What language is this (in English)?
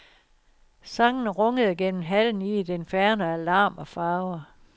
Danish